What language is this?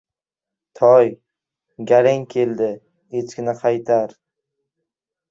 Uzbek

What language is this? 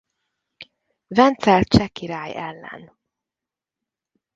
Hungarian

